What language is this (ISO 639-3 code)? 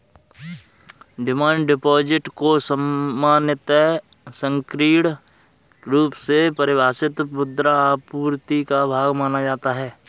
hin